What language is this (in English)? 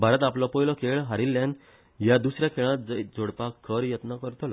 Konkani